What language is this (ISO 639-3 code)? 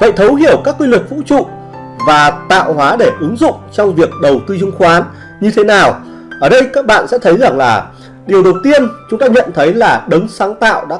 vie